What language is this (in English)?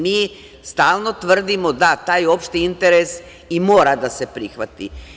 Serbian